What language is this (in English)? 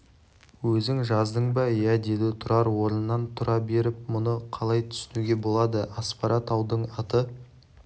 Kazakh